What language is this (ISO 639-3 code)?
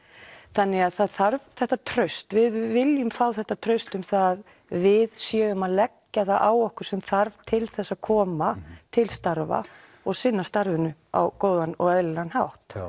isl